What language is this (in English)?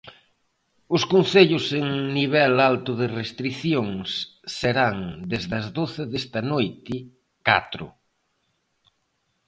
Galician